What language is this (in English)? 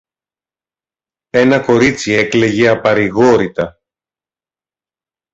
Greek